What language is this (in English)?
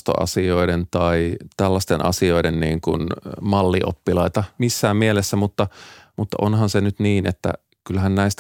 Finnish